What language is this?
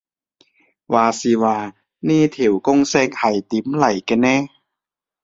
Cantonese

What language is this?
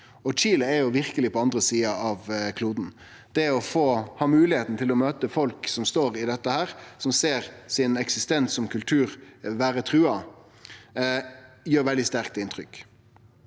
Norwegian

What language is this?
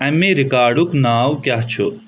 Kashmiri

